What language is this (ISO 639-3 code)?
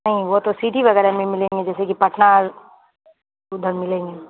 urd